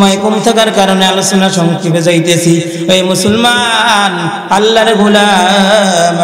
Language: Arabic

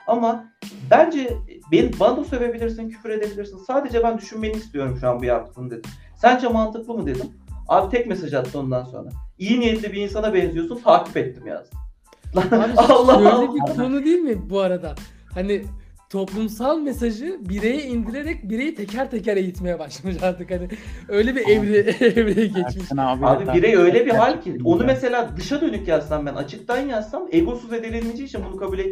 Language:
Turkish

